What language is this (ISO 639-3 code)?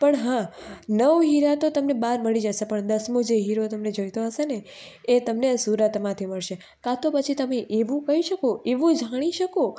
guj